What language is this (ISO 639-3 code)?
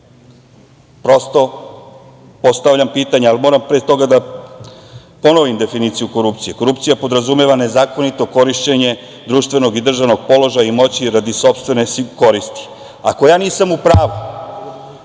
srp